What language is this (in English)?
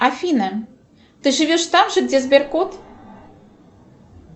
Russian